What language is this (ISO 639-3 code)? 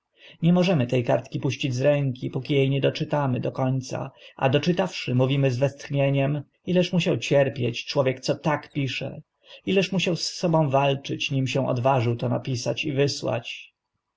pol